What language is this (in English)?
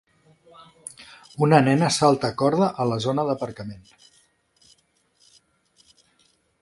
Catalan